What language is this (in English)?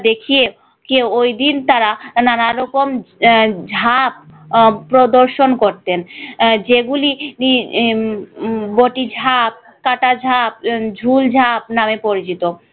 Bangla